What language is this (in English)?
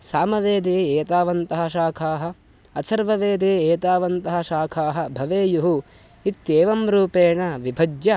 Sanskrit